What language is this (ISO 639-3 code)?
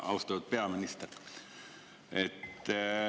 est